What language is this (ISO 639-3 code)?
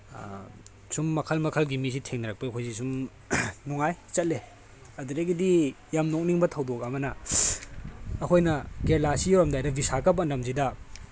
mni